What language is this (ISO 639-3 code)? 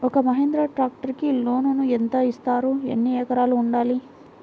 tel